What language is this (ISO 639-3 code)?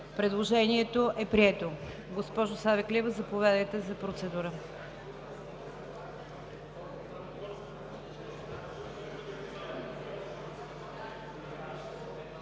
bul